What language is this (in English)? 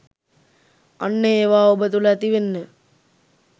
Sinhala